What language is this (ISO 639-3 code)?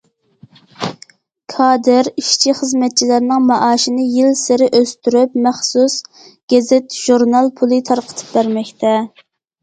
uig